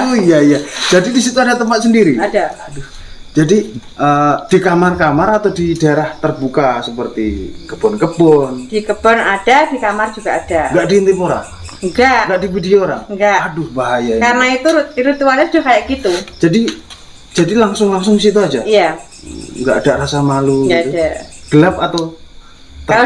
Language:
Indonesian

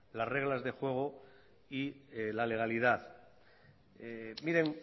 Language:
Spanish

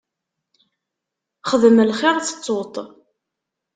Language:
Kabyle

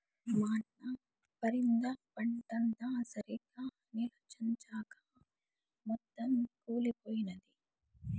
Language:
Telugu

